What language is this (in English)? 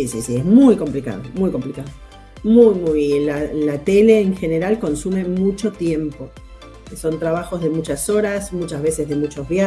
Spanish